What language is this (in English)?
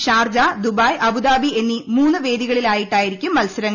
Malayalam